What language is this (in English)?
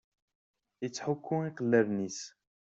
Kabyle